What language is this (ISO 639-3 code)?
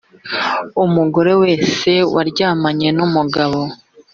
kin